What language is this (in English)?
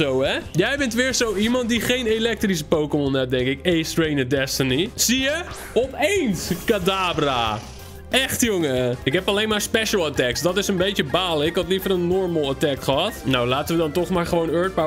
Dutch